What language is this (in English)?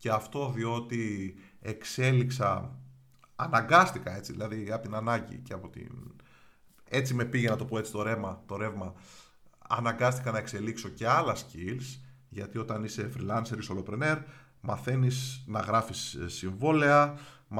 Greek